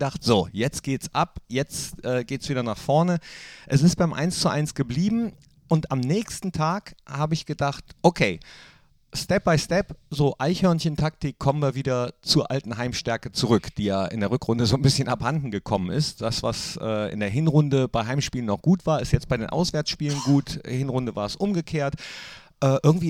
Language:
German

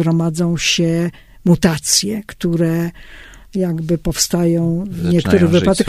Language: Polish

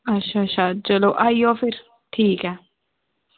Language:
Dogri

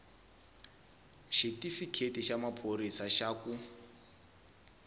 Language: Tsonga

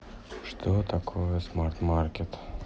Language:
Russian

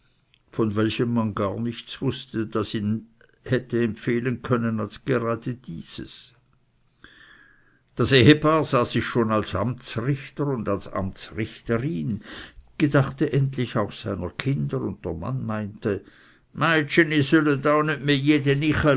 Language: German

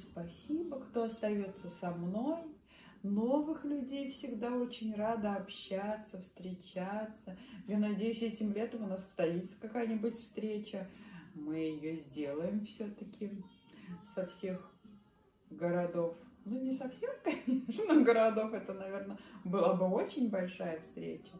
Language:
Russian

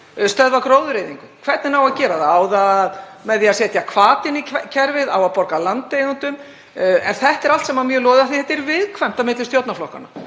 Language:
Icelandic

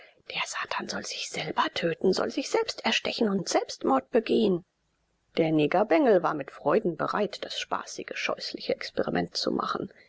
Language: German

